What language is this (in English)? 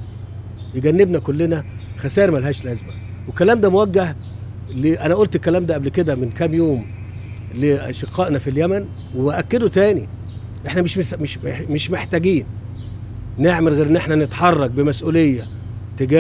Arabic